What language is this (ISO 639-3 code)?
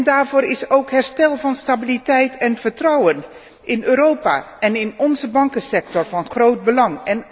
nld